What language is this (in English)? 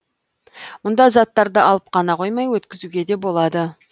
Kazakh